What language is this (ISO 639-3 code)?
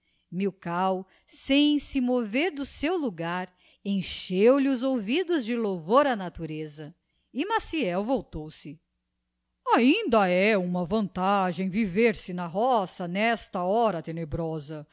por